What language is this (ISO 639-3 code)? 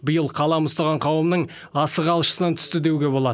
kaz